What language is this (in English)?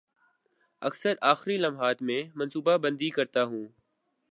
Urdu